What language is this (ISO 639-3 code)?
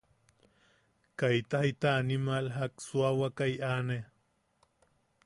yaq